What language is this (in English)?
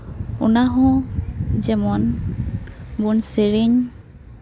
Santali